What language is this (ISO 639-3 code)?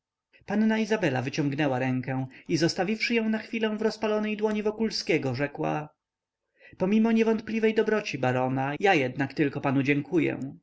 pol